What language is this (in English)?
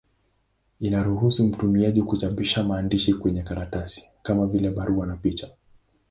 Swahili